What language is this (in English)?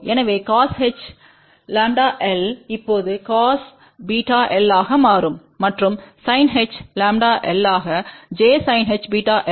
Tamil